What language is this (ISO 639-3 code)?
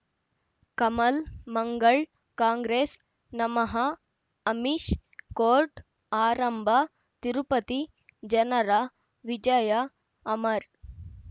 kan